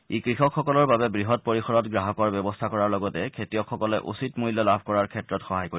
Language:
Assamese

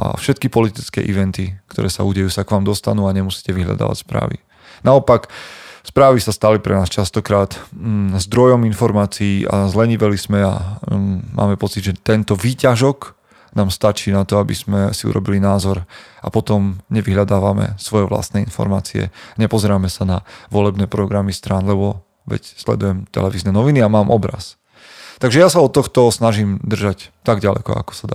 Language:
Slovak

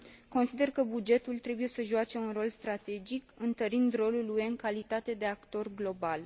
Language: Romanian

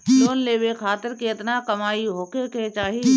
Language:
Bhojpuri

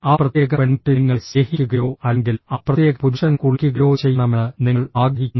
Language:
Malayalam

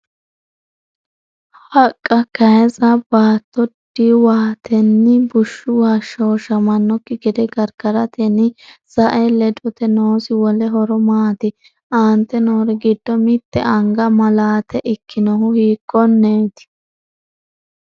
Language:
Sidamo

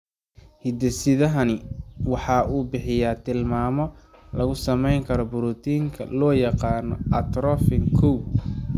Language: Somali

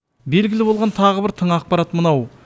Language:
Kazakh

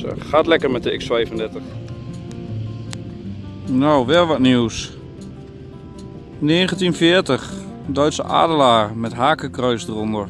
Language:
Dutch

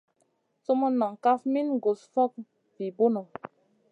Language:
Masana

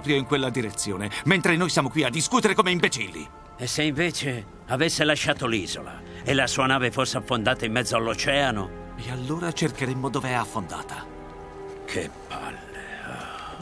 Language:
Italian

